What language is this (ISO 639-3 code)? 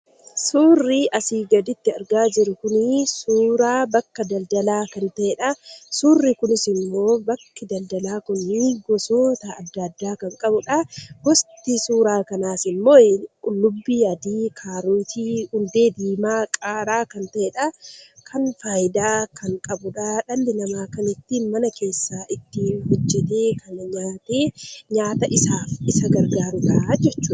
orm